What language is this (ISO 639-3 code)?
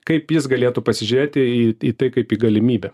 lit